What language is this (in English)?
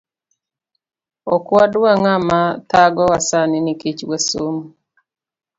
Luo (Kenya and Tanzania)